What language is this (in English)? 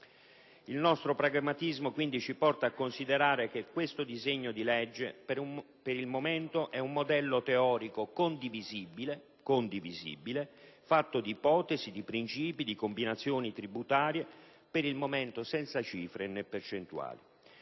Italian